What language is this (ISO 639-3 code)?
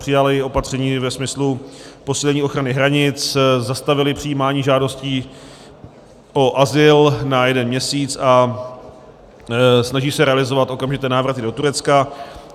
ces